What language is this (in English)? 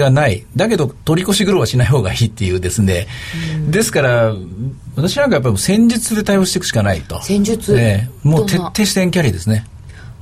Japanese